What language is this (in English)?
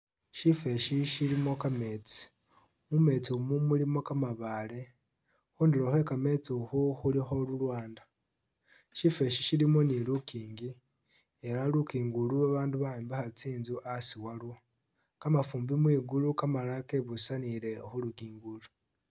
Masaaba